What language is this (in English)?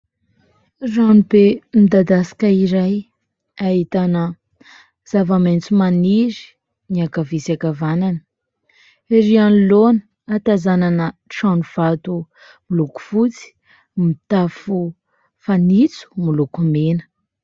Malagasy